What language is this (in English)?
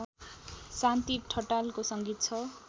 Nepali